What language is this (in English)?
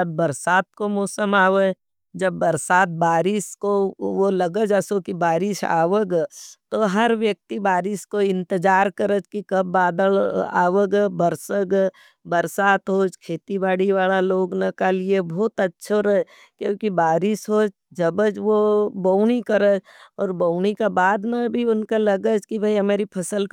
Nimadi